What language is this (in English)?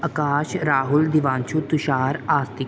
Punjabi